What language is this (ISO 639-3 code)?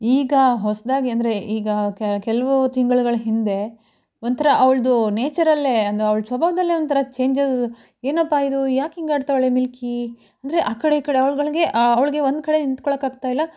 kan